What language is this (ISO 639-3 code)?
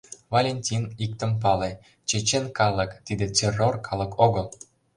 chm